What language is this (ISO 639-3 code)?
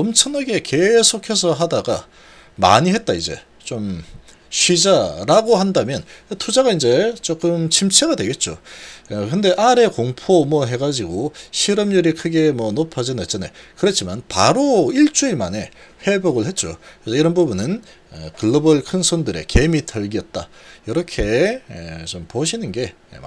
kor